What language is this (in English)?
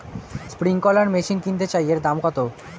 Bangla